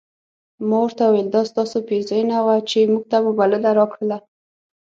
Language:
Pashto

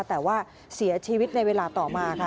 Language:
Thai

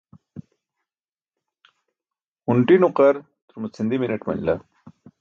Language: Burushaski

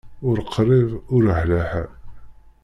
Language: Kabyle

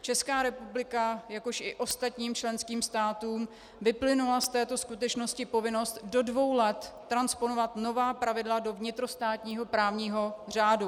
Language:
Czech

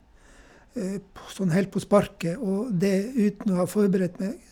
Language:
Norwegian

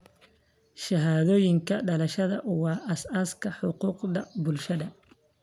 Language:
Somali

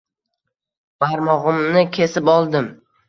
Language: Uzbek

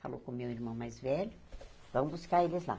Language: Portuguese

